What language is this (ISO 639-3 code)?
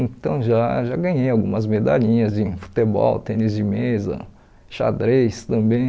por